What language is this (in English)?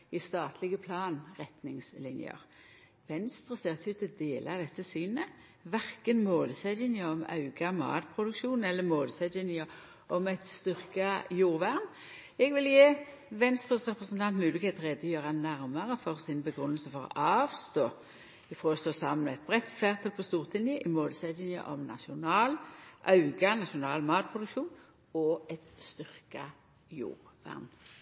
Norwegian Nynorsk